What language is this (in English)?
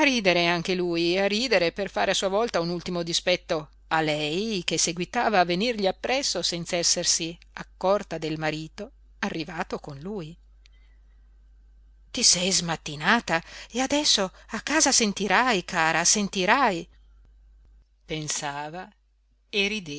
Italian